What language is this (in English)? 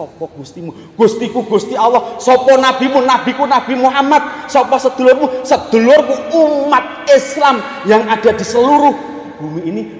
Indonesian